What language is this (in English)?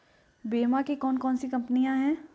Hindi